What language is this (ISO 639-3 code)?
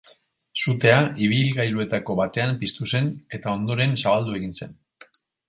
eus